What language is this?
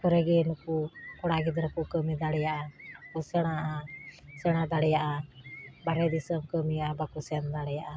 Santali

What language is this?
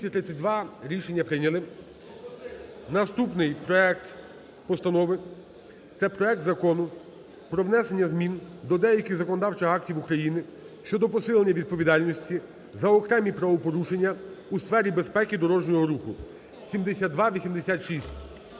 Ukrainian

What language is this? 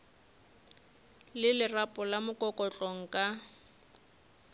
Northern Sotho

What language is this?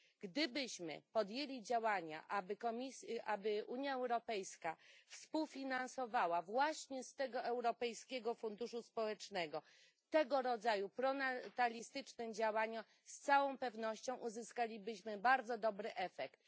Polish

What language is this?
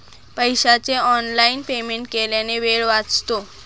Marathi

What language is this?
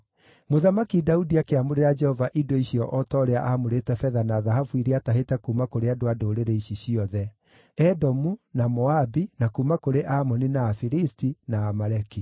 Kikuyu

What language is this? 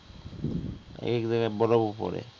Bangla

